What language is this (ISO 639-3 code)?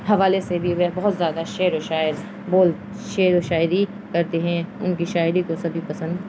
urd